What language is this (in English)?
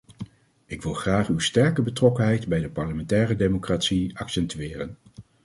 Dutch